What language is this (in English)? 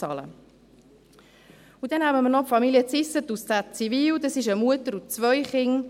Swiss German